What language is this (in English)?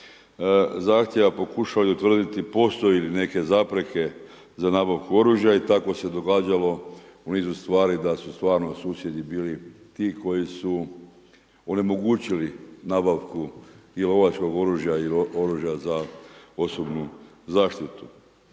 Croatian